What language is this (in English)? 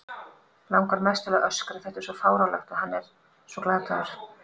Icelandic